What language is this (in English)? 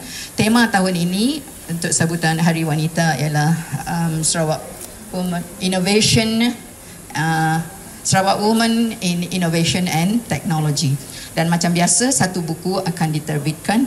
Malay